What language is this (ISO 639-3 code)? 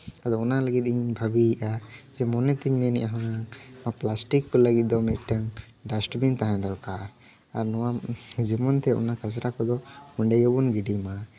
sat